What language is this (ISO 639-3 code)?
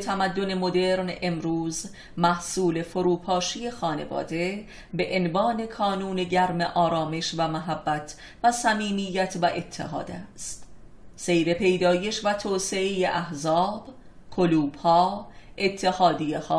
fas